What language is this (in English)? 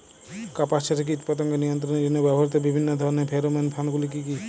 Bangla